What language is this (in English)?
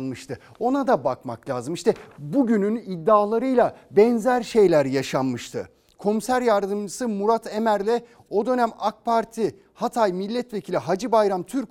Turkish